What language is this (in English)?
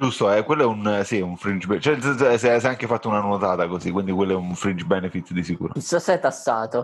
Italian